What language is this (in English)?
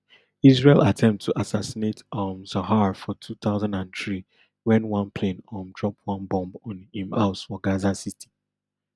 Nigerian Pidgin